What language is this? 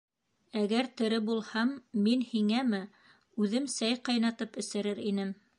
Bashkir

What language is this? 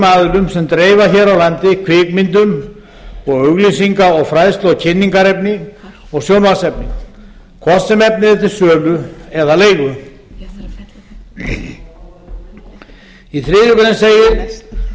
Icelandic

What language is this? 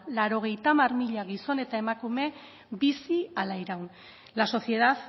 Basque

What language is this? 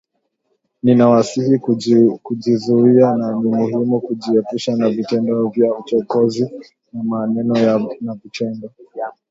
Swahili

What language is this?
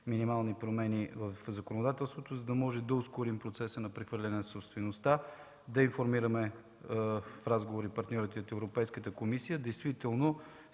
Bulgarian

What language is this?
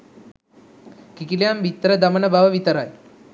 Sinhala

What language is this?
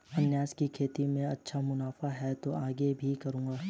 Hindi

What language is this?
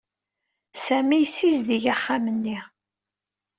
Kabyle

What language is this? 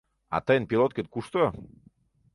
Mari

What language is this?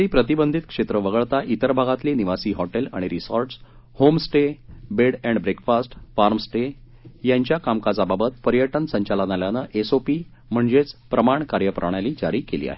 Marathi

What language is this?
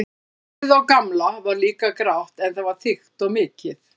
Icelandic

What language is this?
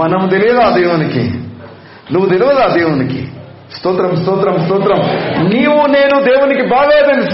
Telugu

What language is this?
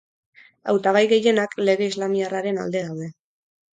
Basque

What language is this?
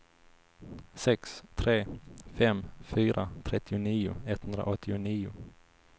Swedish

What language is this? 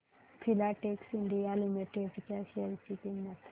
Marathi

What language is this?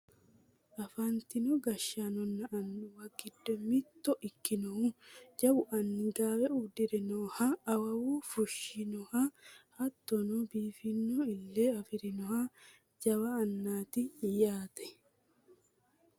Sidamo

